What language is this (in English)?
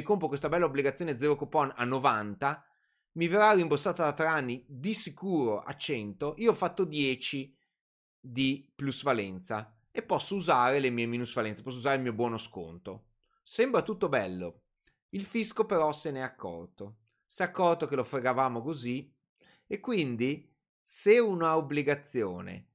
Italian